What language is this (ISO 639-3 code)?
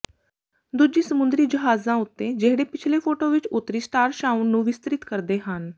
pan